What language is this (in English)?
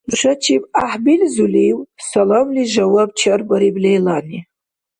Dargwa